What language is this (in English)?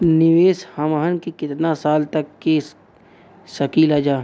Bhojpuri